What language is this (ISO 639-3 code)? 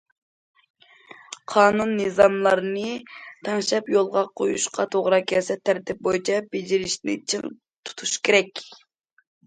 uig